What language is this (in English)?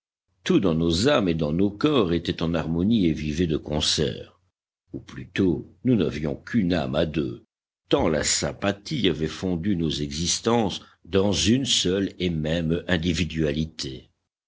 French